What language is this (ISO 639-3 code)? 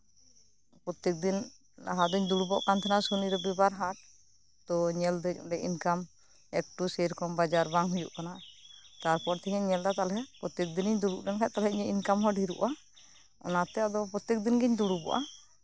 sat